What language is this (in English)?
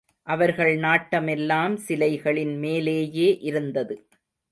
Tamil